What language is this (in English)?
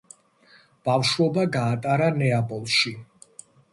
Georgian